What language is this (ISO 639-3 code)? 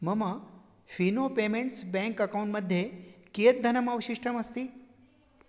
san